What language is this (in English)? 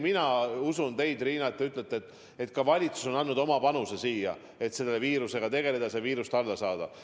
Estonian